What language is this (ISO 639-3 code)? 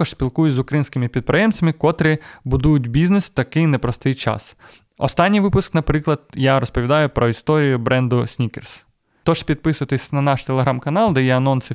ukr